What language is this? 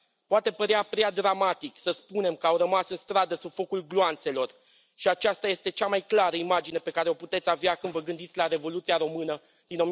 Romanian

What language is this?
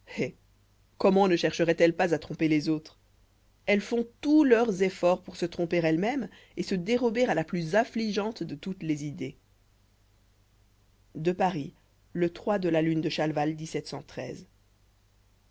French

